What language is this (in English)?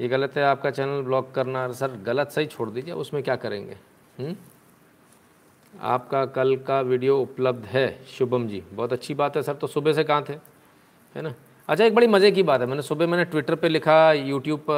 Hindi